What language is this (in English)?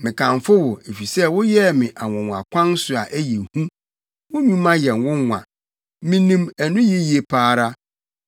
Akan